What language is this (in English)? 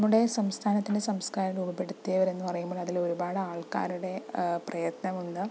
Malayalam